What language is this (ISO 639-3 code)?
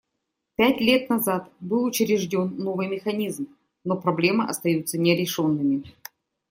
rus